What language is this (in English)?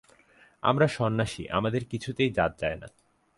Bangla